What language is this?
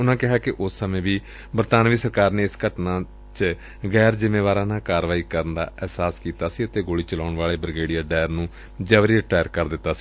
Punjabi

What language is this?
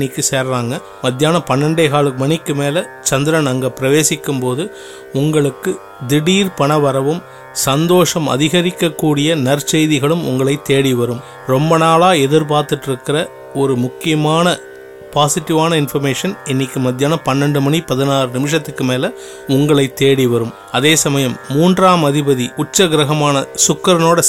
Tamil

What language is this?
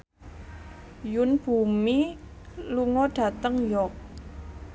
Javanese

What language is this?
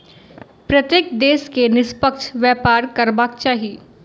Maithili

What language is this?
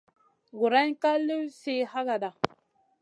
Masana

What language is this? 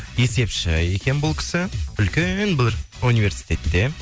Kazakh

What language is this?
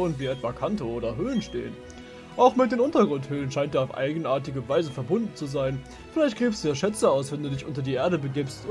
German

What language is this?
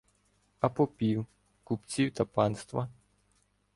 Ukrainian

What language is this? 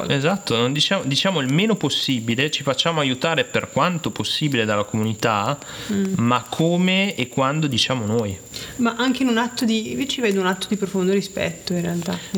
Italian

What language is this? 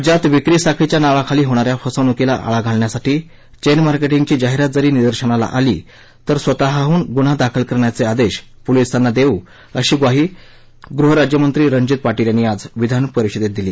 Marathi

